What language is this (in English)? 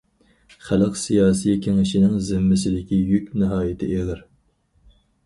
Uyghur